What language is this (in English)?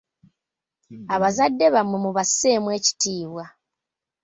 Ganda